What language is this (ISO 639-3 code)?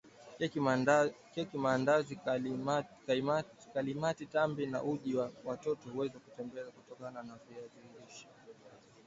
swa